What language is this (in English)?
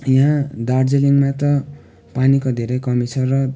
Nepali